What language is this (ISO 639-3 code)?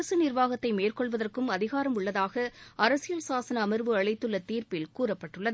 tam